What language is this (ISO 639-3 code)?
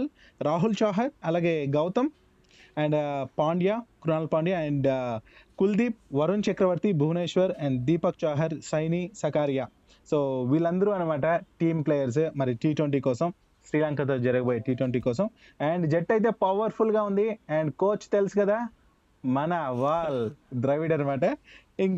tel